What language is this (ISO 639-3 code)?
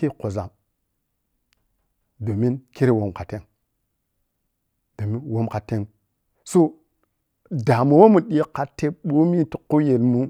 piy